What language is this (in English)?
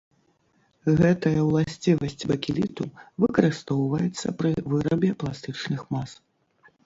Belarusian